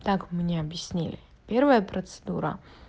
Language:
Russian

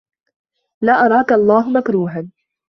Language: Arabic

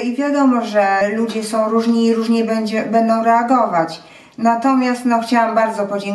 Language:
Polish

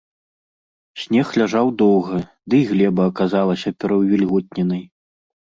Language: Belarusian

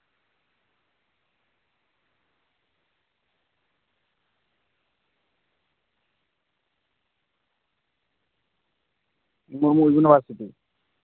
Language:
Santali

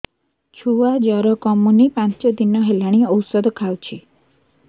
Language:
Odia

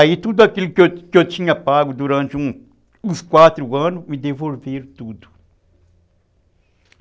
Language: Portuguese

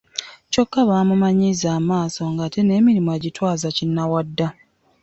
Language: Ganda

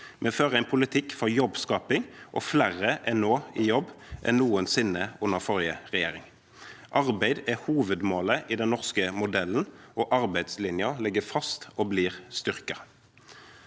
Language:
Norwegian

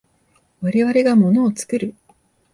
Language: Japanese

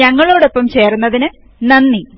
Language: Malayalam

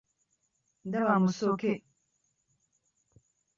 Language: Ganda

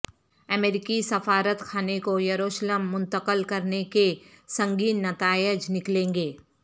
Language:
Urdu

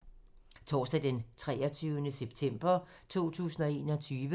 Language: Danish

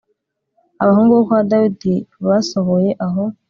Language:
Kinyarwanda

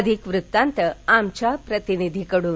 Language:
Marathi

